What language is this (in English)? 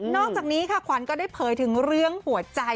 Thai